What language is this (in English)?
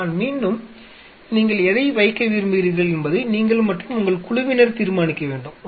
Tamil